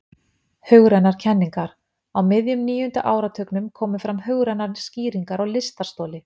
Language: Icelandic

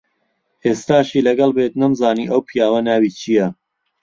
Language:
Central Kurdish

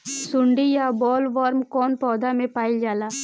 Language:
Bhojpuri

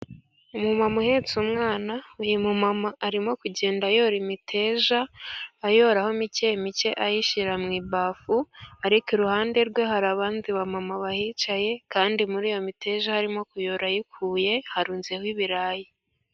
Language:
Kinyarwanda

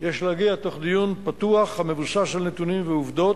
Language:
Hebrew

